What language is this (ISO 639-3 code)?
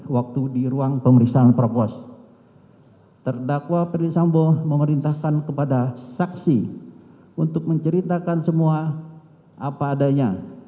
ind